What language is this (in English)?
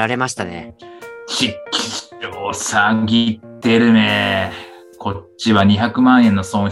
Japanese